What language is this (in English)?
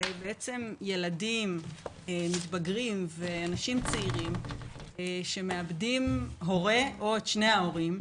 Hebrew